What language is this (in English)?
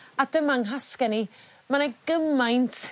Welsh